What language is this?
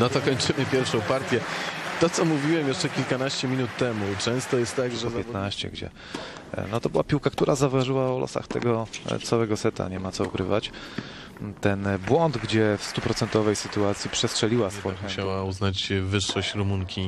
Polish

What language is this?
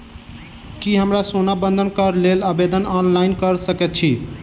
Maithili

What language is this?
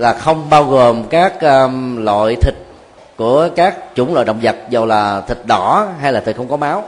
Vietnamese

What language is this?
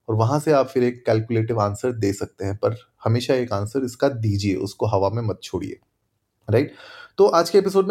Hindi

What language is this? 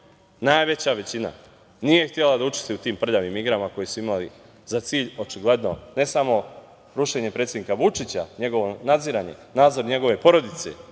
Serbian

